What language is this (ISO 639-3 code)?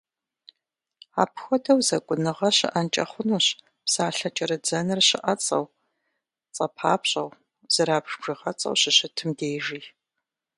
kbd